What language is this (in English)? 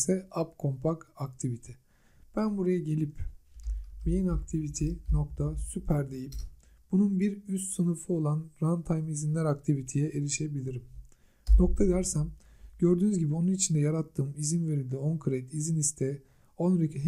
Turkish